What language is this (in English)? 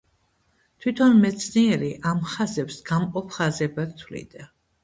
Georgian